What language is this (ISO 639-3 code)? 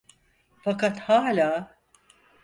tur